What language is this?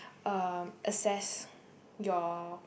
English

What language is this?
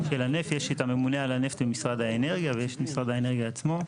Hebrew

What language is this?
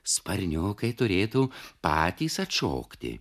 Lithuanian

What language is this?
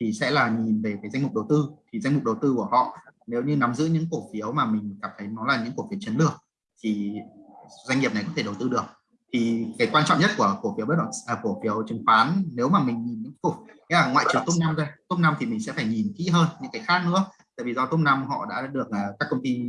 Vietnamese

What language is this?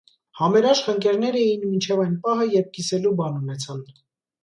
Armenian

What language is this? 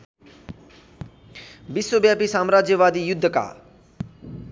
Nepali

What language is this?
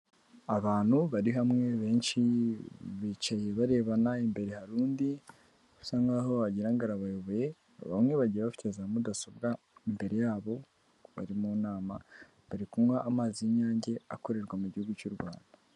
Kinyarwanda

